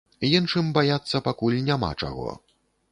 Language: Belarusian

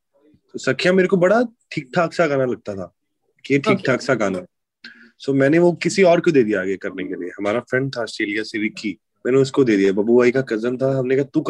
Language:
Hindi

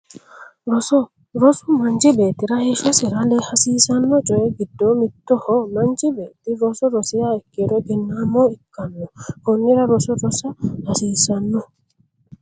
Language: Sidamo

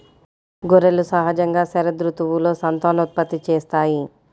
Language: Telugu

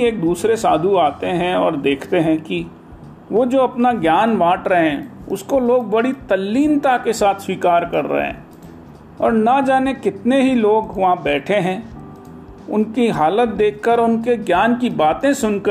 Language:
Hindi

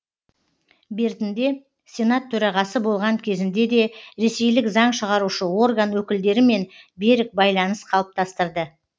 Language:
Kazakh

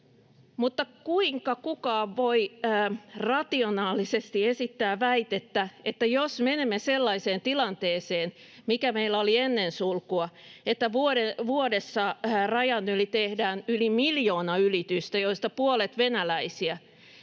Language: Finnish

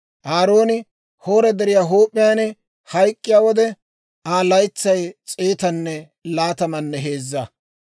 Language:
Dawro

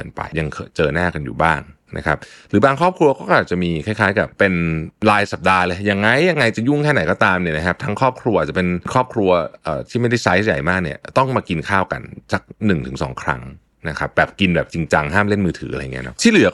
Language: Thai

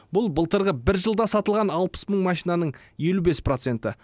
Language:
Kazakh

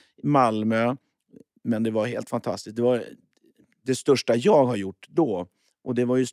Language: Swedish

